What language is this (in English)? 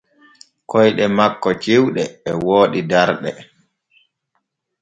Borgu Fulfulde